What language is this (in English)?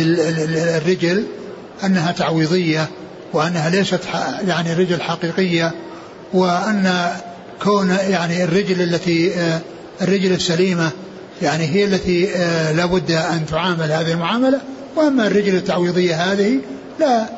Arabic